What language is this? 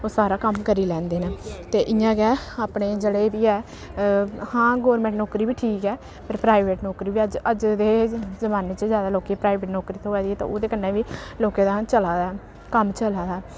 Dogri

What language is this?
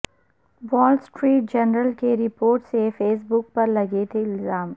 Urdu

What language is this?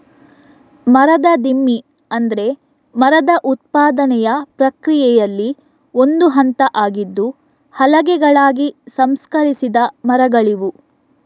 Kannada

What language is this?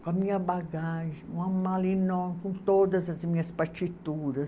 Portuguese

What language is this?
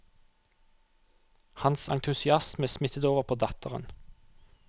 Norwegian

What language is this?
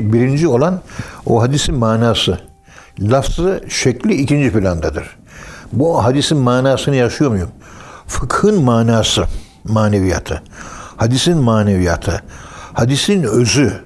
Turkish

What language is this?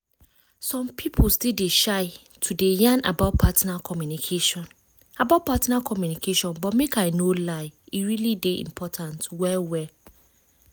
Nigerian Pidgin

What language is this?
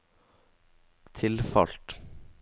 Norwegian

